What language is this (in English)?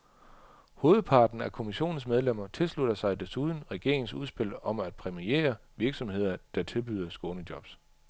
Danish